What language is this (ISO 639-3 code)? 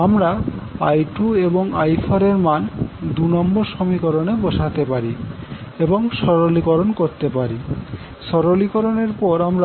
ben